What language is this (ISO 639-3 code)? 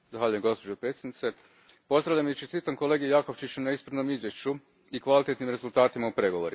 hrv